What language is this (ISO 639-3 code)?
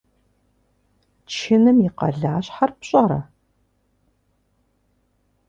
kbd